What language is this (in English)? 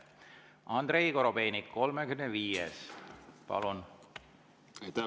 Estonian